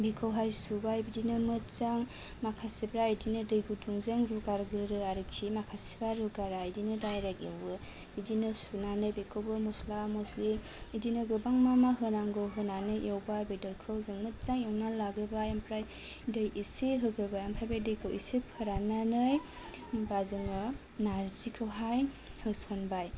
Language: Bodo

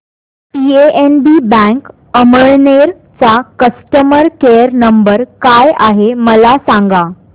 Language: Marathi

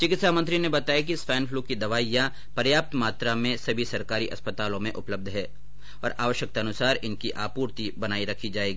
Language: Hindi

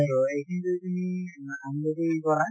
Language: Assamese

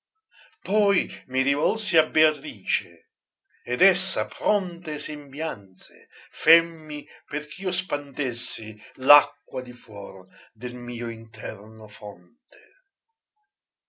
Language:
Italian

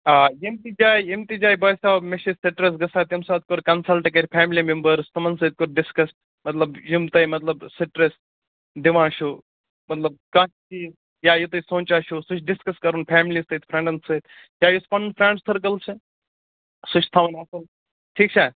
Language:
Kashmiri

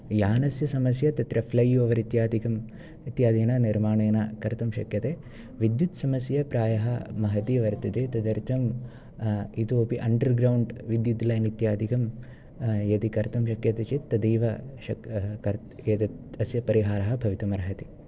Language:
Sanskrit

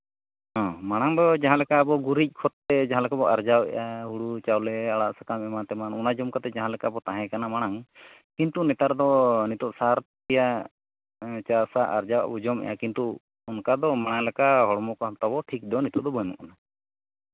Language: Santali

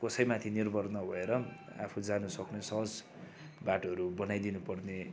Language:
Nepali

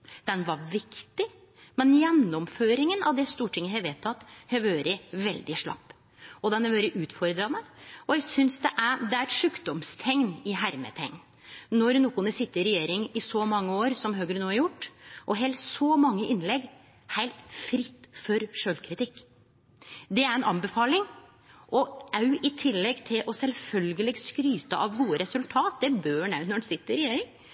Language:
Norwegian Nynorsk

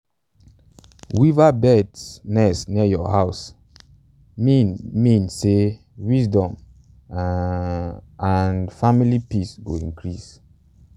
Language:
Nigerian Pidgin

